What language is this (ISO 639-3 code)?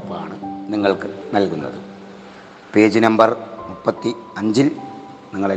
mal